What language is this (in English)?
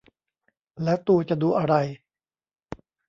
Thai